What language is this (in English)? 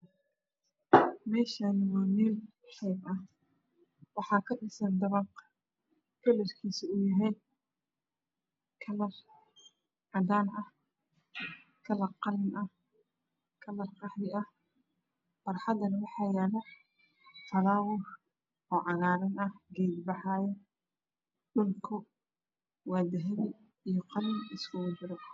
Somali